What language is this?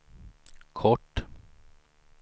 Swedish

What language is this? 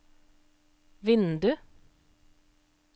Norwegian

